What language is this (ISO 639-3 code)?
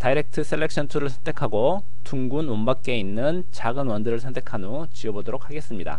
kor